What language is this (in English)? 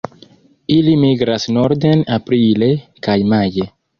Esperanto